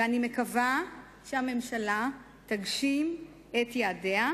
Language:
Hebrew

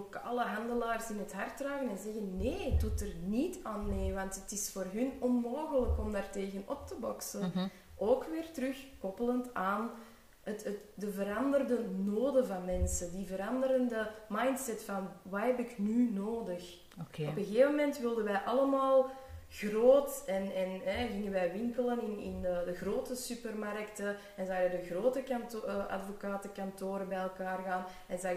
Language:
Dutch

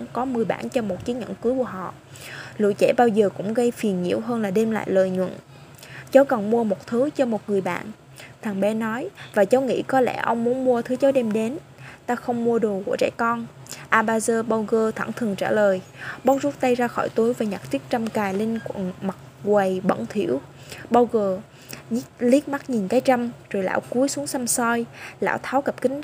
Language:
Vietnamese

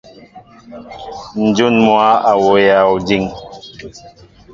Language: Mbo (Cameroon)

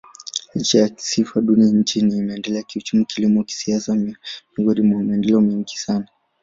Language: Swahili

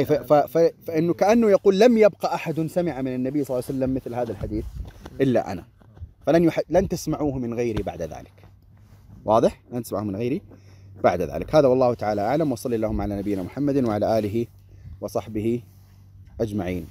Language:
Arabic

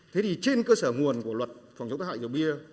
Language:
Vietnamese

